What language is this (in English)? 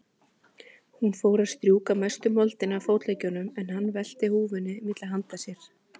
Icelandic